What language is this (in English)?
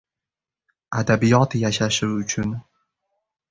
Uzbek